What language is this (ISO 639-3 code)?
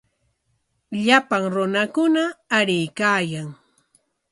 qwa